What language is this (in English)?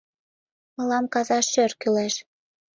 Mari